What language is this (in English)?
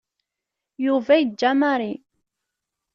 Kabyle